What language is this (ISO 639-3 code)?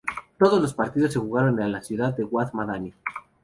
spa